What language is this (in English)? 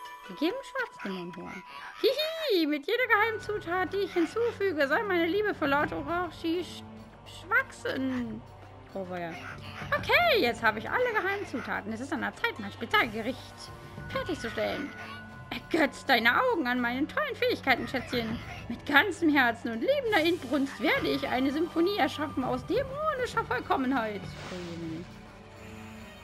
German